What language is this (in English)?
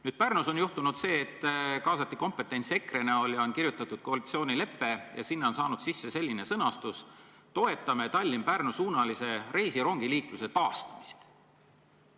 Estonian